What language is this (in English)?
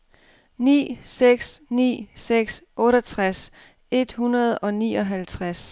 Danish